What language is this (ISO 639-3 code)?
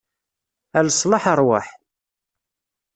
kab